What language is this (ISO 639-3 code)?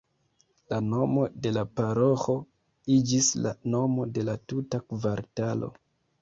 epo